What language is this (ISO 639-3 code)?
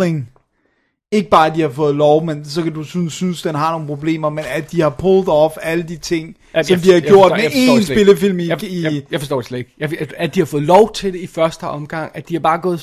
dan